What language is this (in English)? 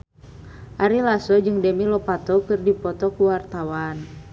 Sundanese